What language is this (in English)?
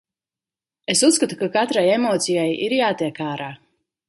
Latvian